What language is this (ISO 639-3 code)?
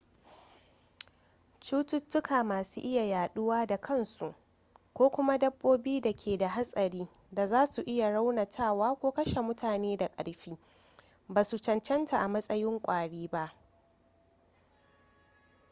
hau